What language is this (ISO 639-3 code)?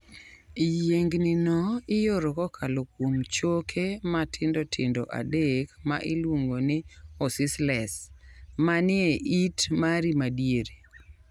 luo